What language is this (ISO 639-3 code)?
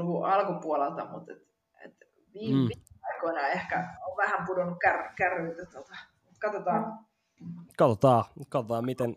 fin